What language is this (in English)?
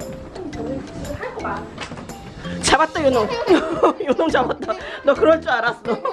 Korean